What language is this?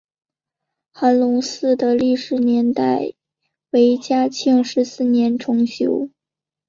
Chinese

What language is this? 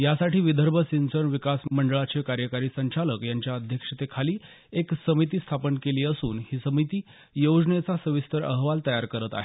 Marathi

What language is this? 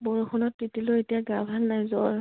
Assamese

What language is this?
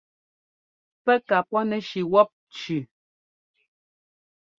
Ngomba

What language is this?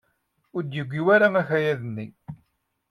Kabyle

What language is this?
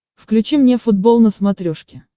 Russian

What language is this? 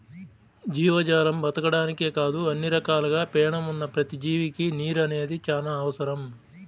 Telugu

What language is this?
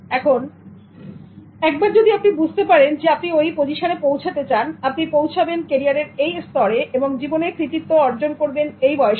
Bangla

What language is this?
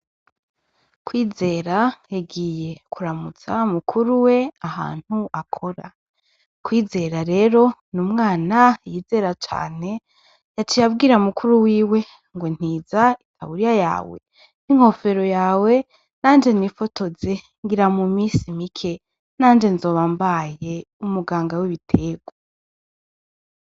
Rundi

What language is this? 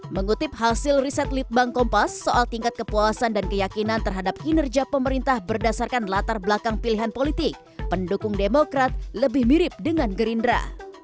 Indonesian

